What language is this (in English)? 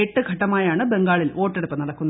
Malayalam